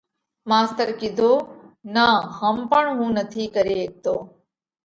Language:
Parkari Koli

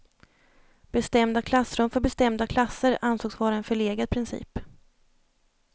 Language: Swedish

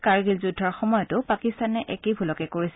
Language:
Assamese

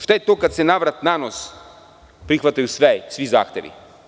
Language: Serbian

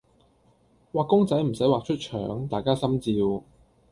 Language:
Cantonese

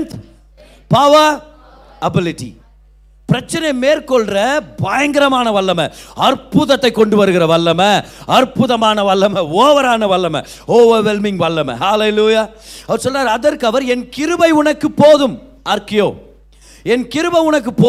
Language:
Tamil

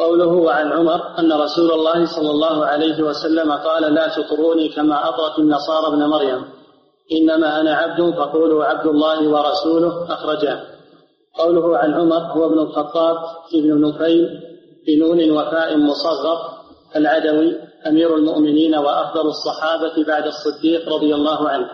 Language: Arabic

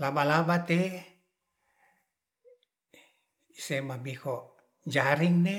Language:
Ratahan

